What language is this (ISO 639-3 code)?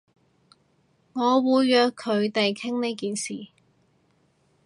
yue